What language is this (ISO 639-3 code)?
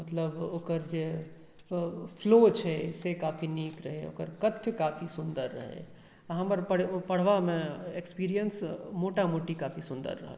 mai